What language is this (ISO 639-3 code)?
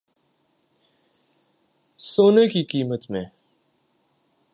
urd